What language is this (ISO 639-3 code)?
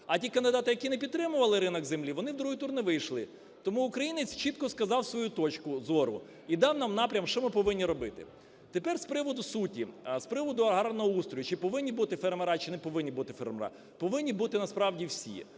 ukr